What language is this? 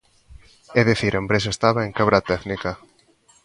Galician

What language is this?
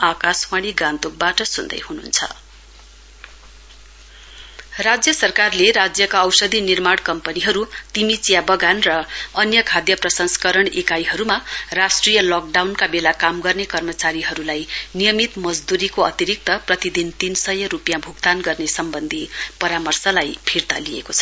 Nepali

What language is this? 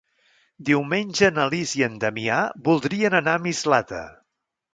Catalan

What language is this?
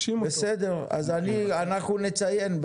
Hebrew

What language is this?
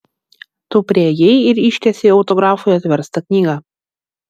Lithuanian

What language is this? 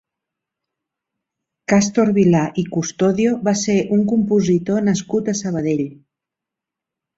Catalan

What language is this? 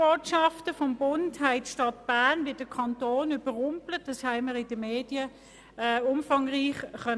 Swiss German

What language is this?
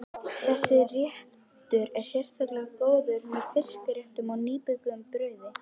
Icelandic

